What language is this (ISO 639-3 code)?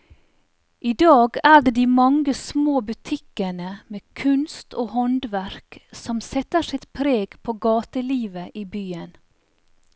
nor